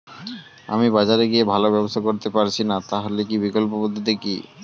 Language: Bangla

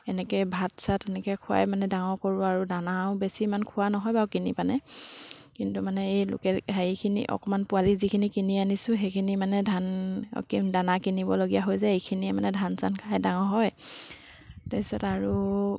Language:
Assamese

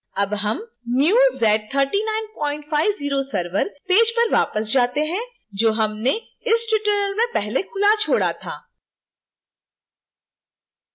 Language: Hindi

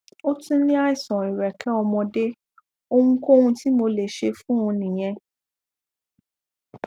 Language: Yoruba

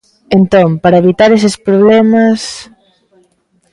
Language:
Galician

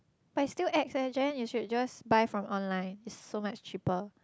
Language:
English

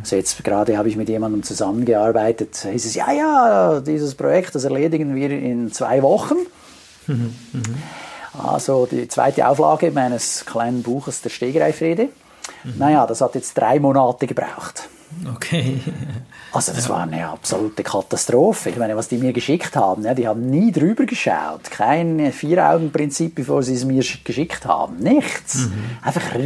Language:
German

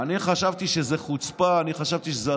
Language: Hebrew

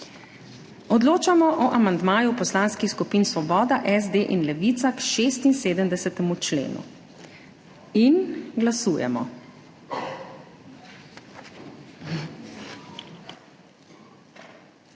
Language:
Slovenian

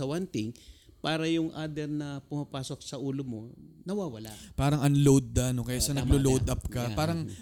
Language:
Filipino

